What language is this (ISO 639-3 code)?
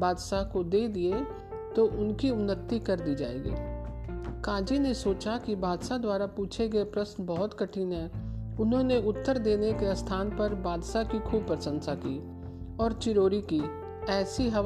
hin